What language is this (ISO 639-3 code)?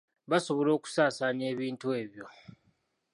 lug